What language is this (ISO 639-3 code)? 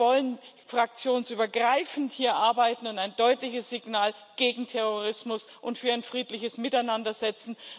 deu